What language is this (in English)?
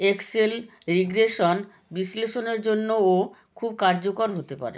Bangla